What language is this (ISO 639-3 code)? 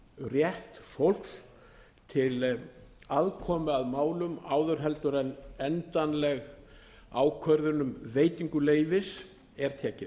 isl